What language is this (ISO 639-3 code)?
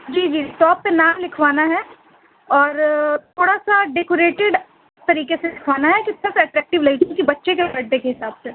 urd